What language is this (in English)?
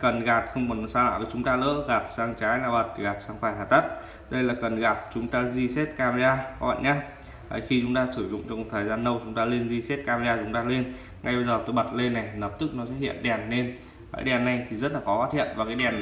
Vietnamese